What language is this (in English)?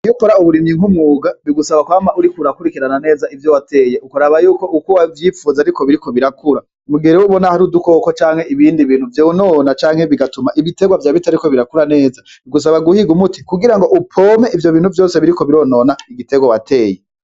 Rundi